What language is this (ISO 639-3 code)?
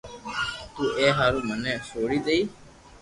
lrk